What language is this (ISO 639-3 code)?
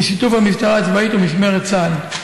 heb